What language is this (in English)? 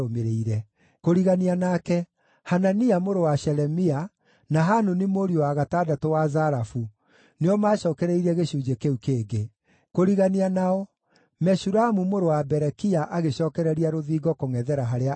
Kikuyu